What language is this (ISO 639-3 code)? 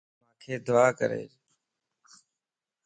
lss